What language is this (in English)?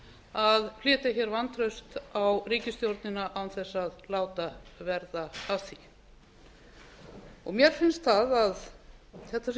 Icelandic